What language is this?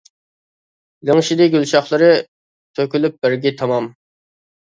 Uyghur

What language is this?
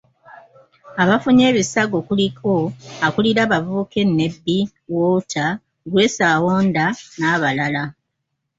Ganda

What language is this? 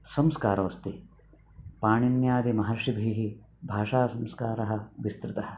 Sanskrit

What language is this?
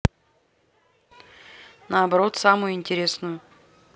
Russian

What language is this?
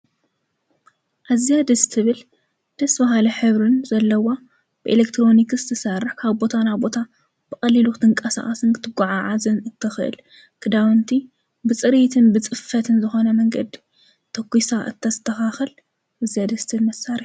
Tigrinya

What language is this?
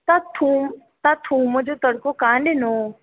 Sindhi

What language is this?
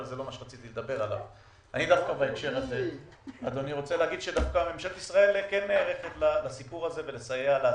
Hebrew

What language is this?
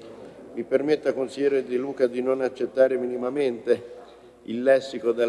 Italian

